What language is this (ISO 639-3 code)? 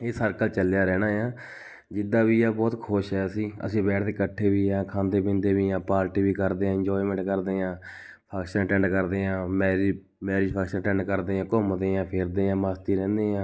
pan